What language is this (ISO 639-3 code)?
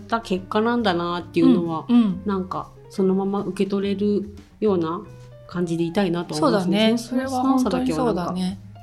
jpn